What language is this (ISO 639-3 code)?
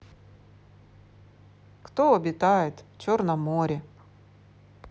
rus